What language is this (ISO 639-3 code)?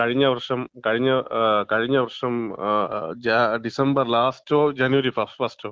mal